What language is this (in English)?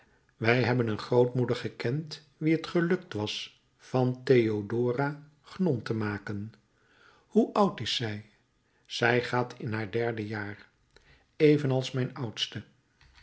Dutch